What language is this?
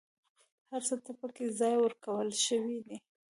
Pashto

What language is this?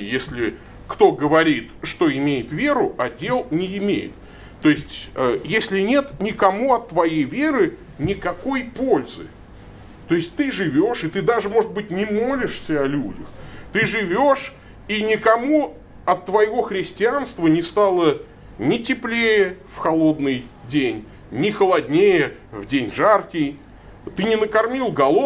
Russian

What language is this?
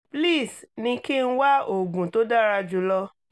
Yoruba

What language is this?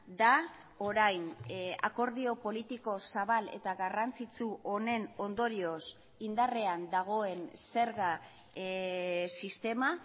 Basque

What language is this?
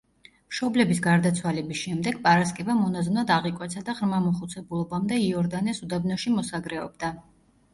Georgian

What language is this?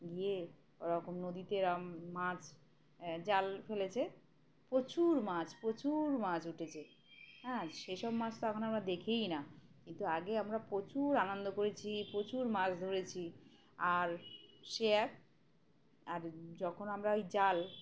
Bangla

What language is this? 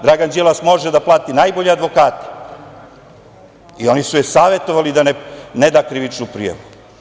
Serbian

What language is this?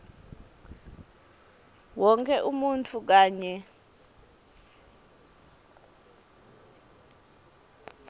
Swati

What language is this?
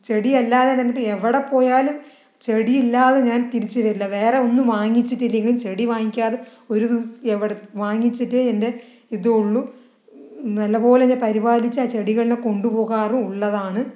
Malayalam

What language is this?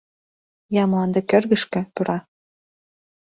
Mari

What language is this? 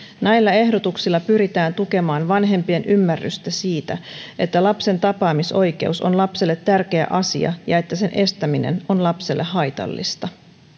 Finnish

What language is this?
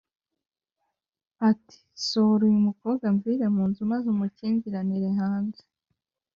Kinyarwanda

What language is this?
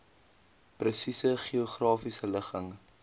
Afrikaans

